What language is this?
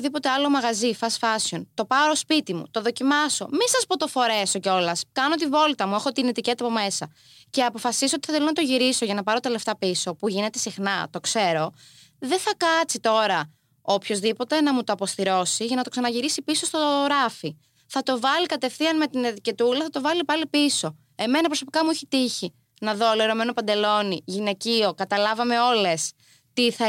Greek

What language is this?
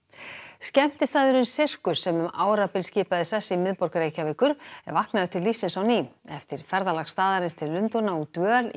Icelandic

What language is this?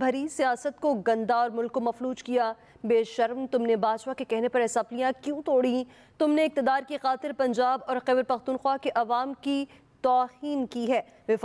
Hindi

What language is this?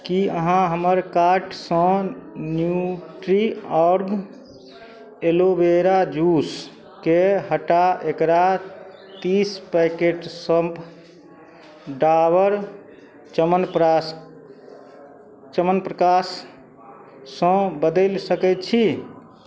Maithili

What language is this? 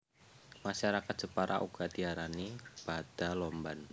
Javanese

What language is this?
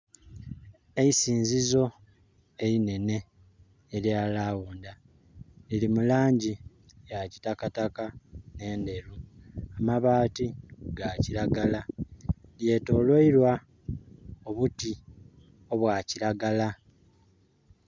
Soga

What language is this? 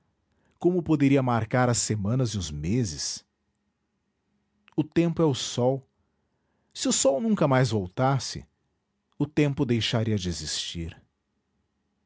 Portuguese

